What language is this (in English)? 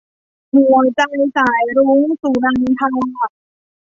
Thai